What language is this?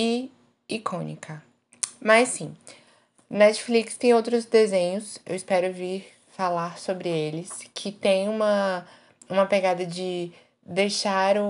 Portuguese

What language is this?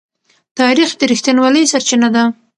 Pashto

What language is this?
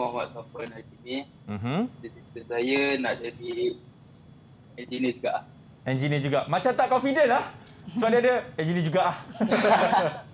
Malay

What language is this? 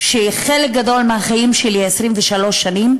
Hebrew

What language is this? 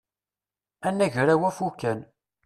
Kabyle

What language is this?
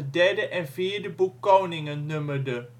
Dutch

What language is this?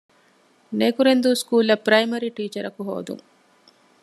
Divehi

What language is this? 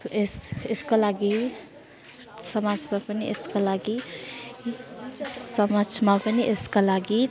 Nepali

